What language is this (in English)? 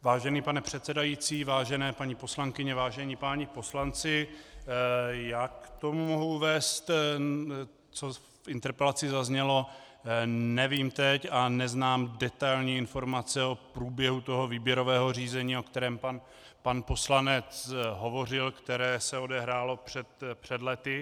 Czech